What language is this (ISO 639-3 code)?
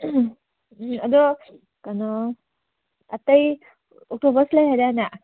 mni